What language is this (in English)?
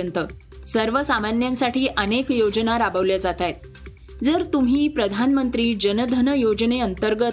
Marathi